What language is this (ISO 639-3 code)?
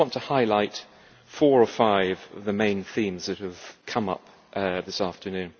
eng